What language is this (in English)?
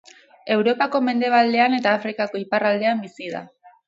Basque